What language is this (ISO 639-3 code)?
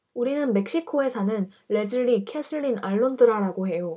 kor